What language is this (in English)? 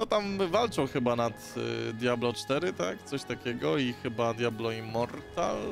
Polish